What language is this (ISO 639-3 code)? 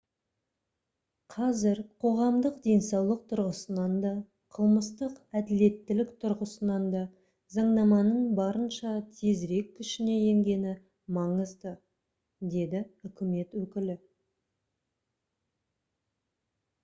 kaz